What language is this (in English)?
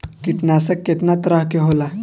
Bhojpuri